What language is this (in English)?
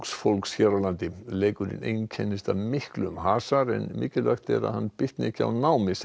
Icelandic